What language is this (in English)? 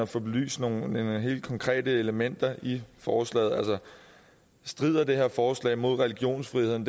Danish